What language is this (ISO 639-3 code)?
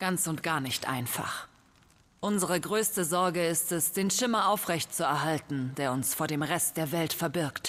deu